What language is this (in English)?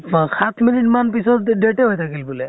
Assamese